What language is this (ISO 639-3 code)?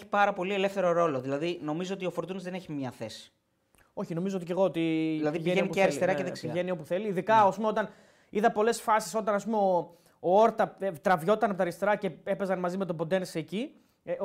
ell